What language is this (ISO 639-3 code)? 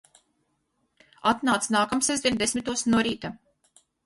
lav